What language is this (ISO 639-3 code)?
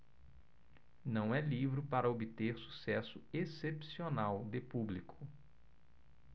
por